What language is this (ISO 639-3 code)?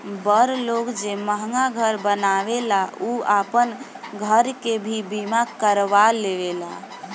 bho